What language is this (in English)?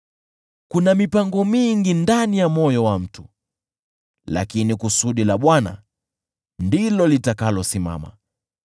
Swahili